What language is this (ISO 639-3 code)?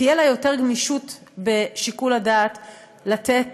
heb